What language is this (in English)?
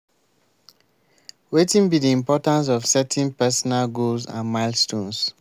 Nigerian Pidgin